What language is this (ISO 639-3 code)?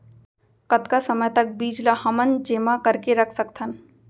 hne